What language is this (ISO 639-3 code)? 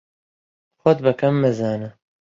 ckb